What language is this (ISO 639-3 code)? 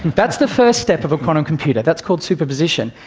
eng